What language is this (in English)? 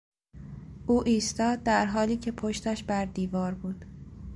Persian